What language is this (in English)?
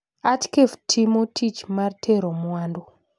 Luo (Kenya and Tanzania)